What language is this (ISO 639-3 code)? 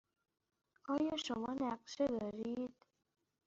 fas